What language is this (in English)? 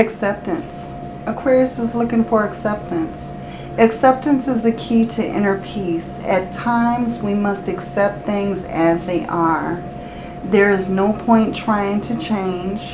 English